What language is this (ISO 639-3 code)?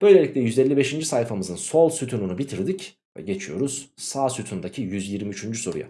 tur